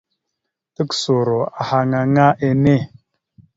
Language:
Mada (Cameroon)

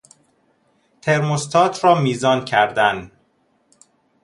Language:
Persian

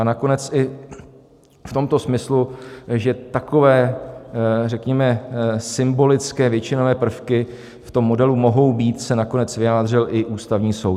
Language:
Czech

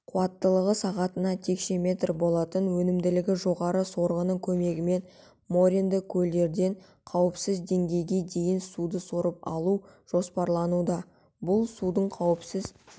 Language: Kazakh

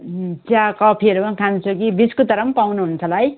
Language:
Nepali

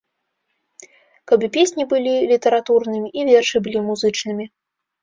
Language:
Belarusian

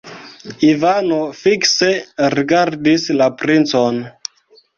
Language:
Esperanto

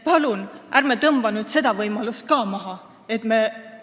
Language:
Estonian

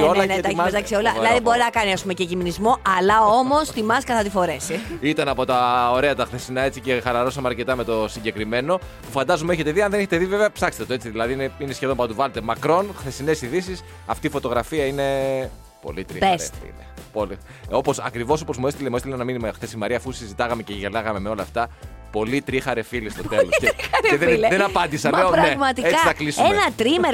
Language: Greek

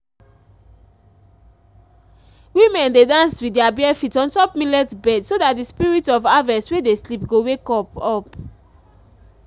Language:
Nigerian Pidgin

